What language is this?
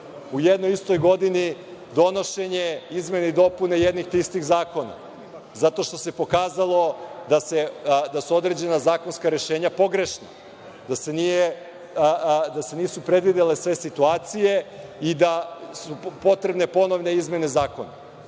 Serbian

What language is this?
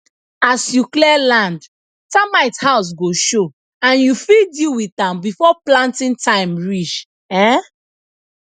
Nigerian Pidgin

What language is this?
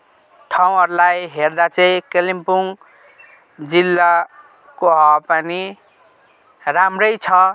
Nepali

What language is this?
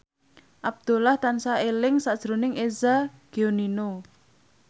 Javanese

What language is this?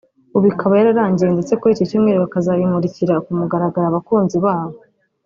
Kinyarwanda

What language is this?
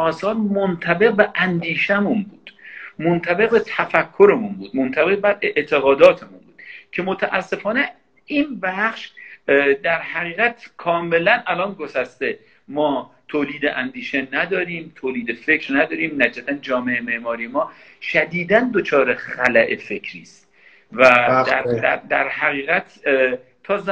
Persian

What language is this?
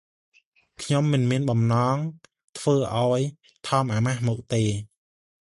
Khmer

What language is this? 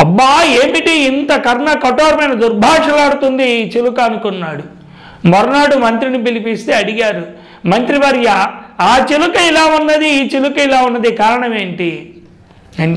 Hindi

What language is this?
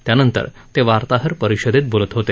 Marathi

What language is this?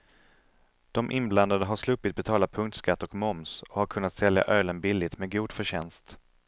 Swedish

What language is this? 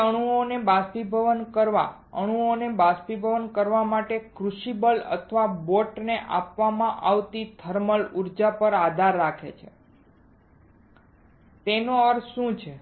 Gujarati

